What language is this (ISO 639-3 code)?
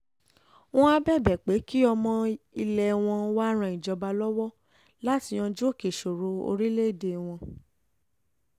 yor